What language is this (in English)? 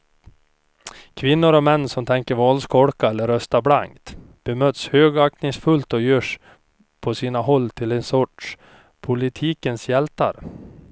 Swedish